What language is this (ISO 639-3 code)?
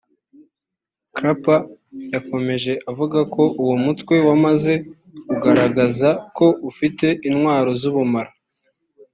kin